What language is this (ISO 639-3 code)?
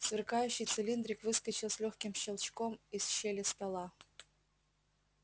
rus